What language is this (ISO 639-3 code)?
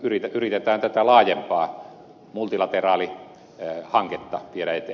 fin